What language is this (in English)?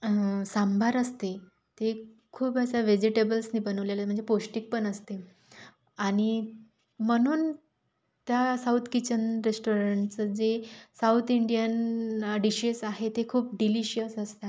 Marathi